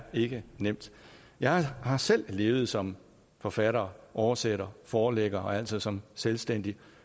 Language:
Danish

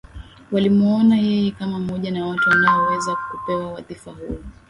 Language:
Swahili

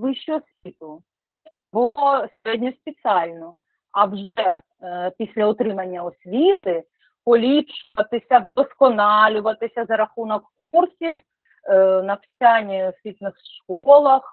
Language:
Ukrainian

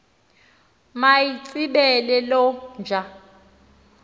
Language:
Xhosa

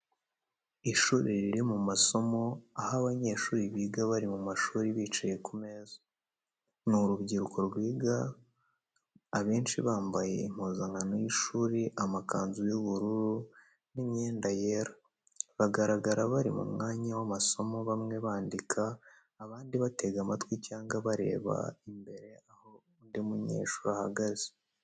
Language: Kinyarwanda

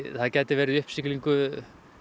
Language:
Icelandic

